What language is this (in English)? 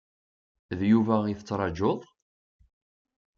Kabyle